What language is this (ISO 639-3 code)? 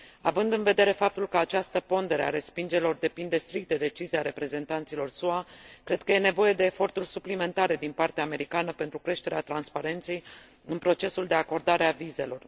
ron